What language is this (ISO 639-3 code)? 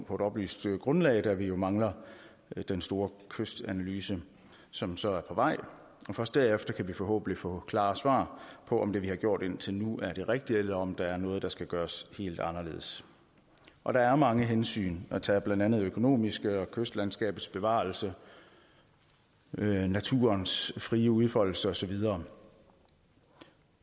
dan